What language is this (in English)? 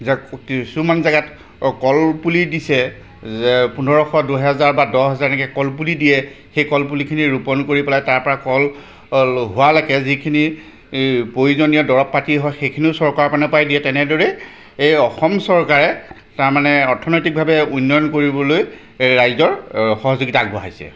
Assamese